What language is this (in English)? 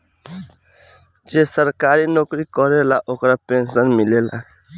Bhojpuri